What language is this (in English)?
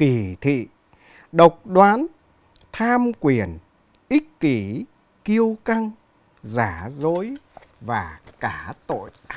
Vietnamese